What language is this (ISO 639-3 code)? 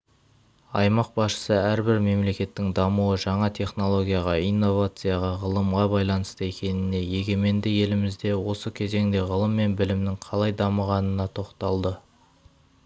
kaz